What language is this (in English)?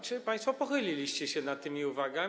Polish